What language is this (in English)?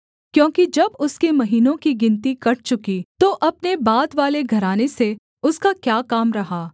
Hindi